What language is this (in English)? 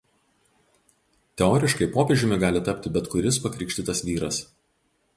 Lithuanian